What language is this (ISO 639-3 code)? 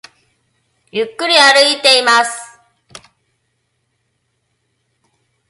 jpn